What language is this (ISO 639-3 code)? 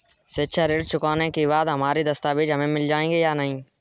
hin